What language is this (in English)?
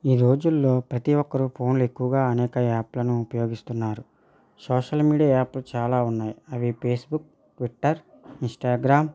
Telugu